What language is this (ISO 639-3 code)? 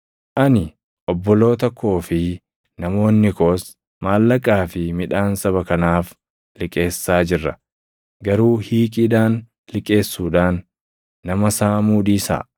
orm